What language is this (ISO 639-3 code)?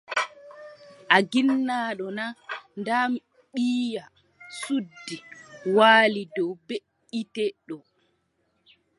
fub